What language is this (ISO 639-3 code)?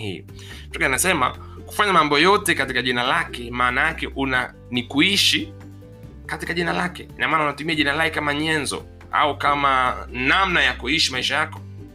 swa